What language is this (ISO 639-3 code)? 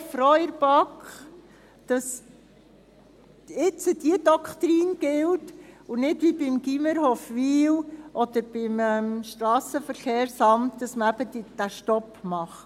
gsw